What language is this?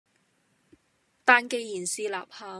Cantonese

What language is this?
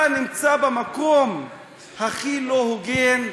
Hebrew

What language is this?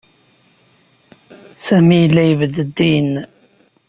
Kabyle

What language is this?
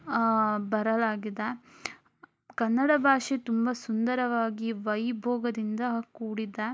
Kannada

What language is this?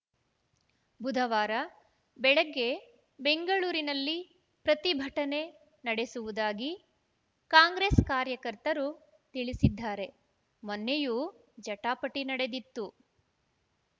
Kannada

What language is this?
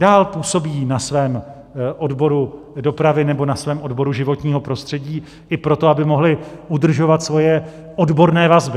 Czech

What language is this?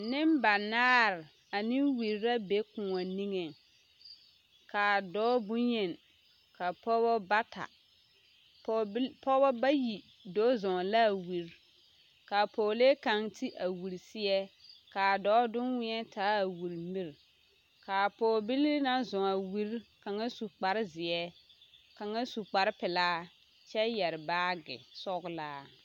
Southern Dagaare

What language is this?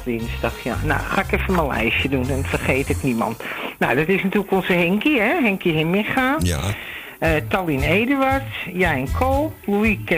Dutch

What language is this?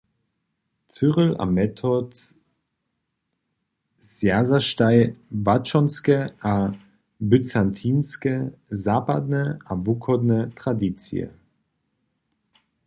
Upper Sorbian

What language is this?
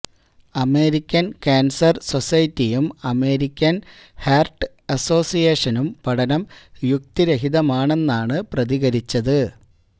Malayalam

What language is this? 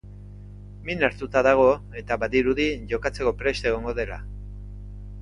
Basque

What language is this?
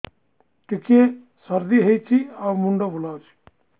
Odia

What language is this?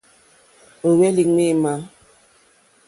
Mokpwe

